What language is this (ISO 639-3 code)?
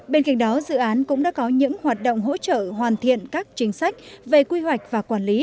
vie